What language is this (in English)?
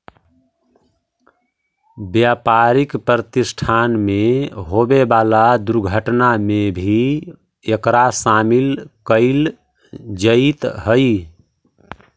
Magahi